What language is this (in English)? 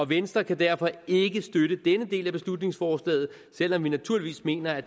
Danish